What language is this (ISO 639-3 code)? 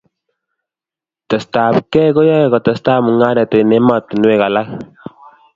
kln